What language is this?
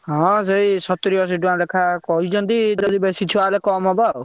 Odia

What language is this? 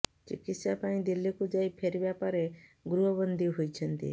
Odia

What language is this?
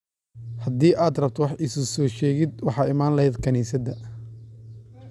Somali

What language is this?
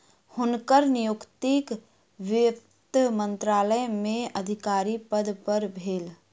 Maithili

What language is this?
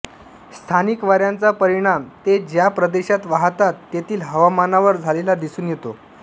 Marathi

